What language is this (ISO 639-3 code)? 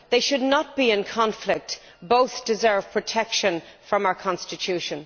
eng